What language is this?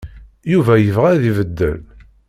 Kabyle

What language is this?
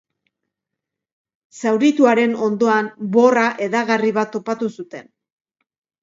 Basque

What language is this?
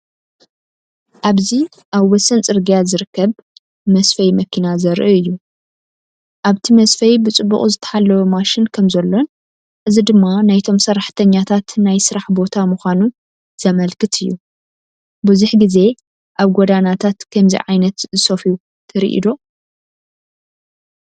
Tigrinya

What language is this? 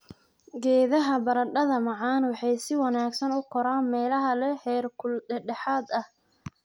Somali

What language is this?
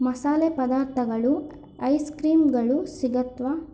Kannada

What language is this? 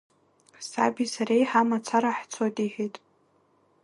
Abkhazian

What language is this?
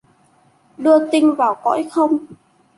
Vietnamese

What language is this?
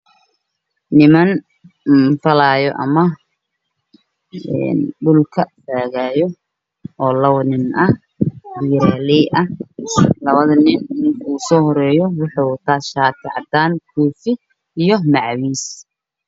Somali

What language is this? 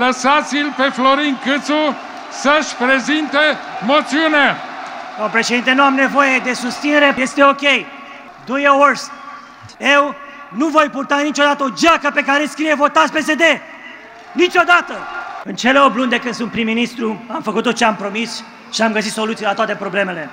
Romanian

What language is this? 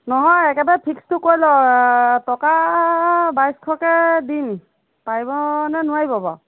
Assamese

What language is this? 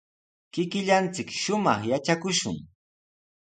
Sihuas Ancash Quechua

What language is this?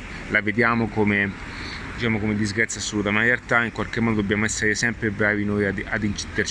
Italian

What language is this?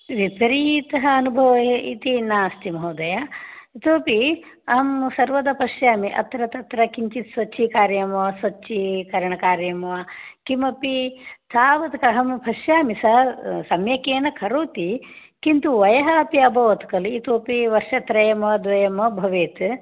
Sanskrit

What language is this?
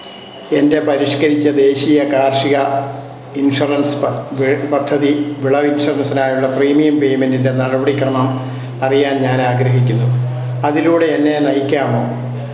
Malayalam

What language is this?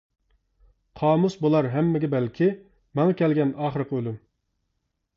Uyghur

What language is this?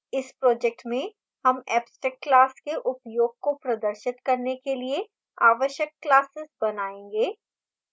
Hindi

